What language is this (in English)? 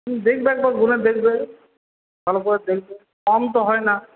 Bangla